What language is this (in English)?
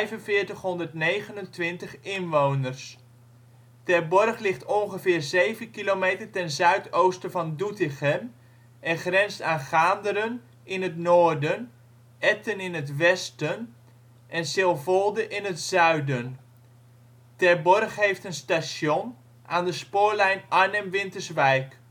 Dutch